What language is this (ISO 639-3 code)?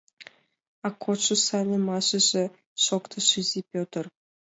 chm